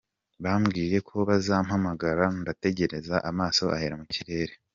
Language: Kinyarwanda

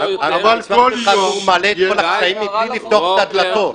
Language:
Hebrew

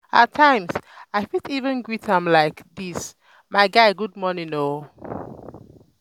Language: Nigerian Pidgin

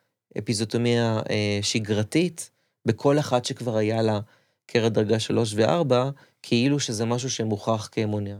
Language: Hebrew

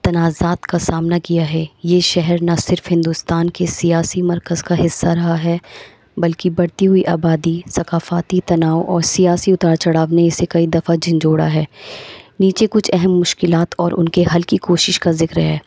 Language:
Urdu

